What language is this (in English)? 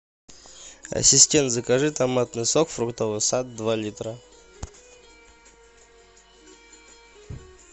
Russian